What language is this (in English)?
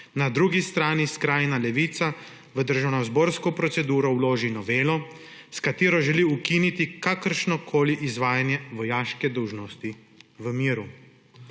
Slovenian